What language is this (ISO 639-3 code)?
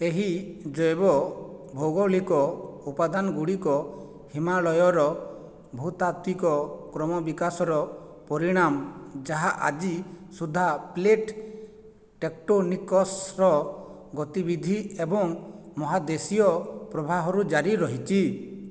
ori